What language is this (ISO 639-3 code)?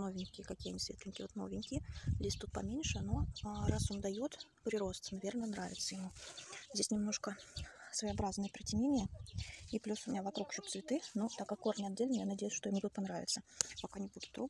rus